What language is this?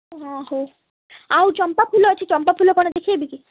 Odia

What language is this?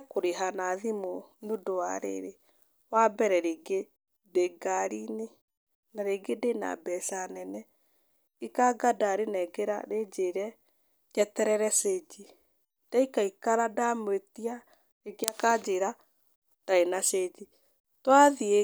Kikuyu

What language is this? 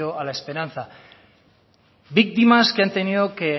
Spanish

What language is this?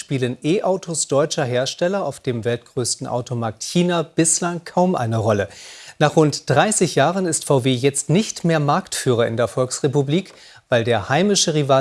German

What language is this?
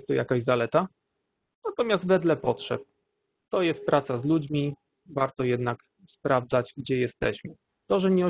Polish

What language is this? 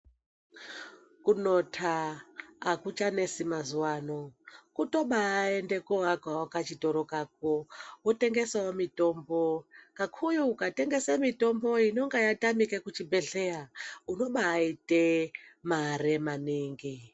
Ndau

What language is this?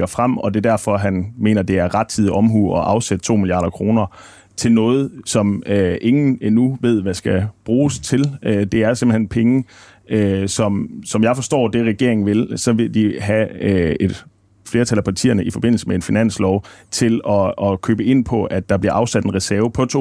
Danish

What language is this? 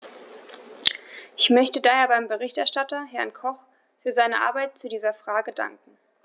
German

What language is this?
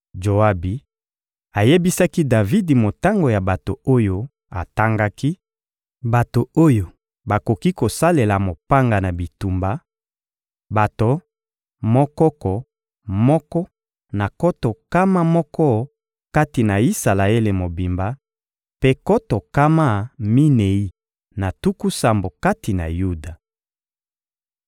Lingala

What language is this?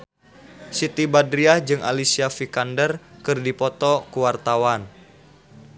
Sundanese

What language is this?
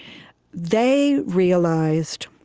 English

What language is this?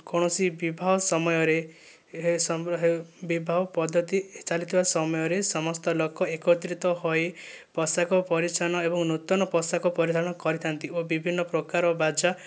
Odia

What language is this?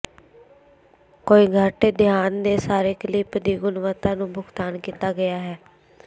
Punjabi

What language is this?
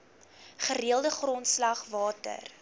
Afrikaans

